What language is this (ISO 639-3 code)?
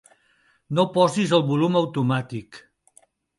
cat